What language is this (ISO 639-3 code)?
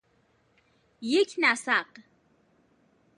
fas